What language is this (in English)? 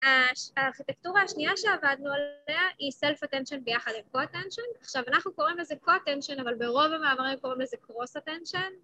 Hebrew